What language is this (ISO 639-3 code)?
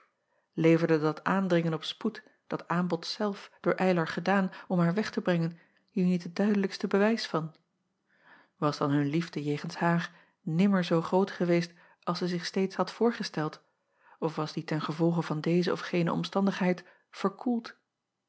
nld